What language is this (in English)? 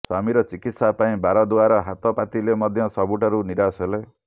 Odia